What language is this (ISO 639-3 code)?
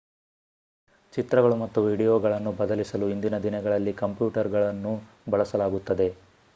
kan